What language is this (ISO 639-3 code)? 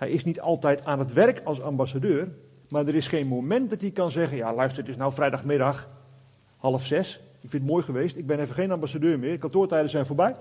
nld